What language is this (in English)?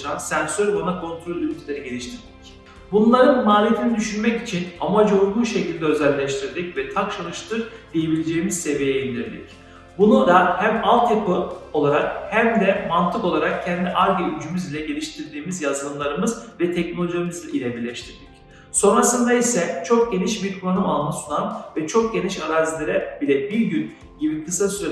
Turkish